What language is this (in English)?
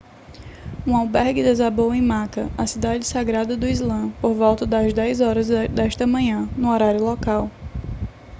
Portuguese